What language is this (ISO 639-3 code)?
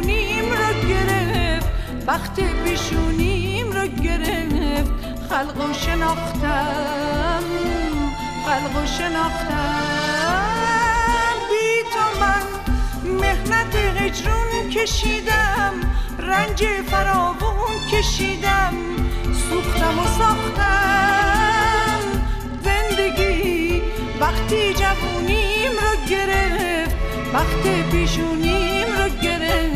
fas